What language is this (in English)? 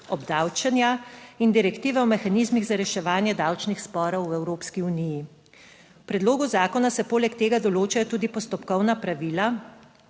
Slovenian